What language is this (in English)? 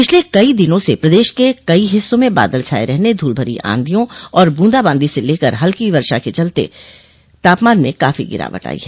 Hindi